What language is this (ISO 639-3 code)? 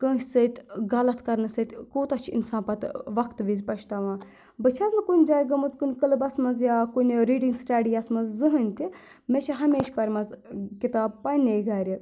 kas